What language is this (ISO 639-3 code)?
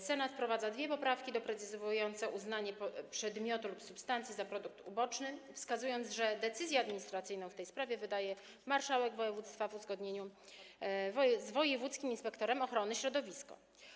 pol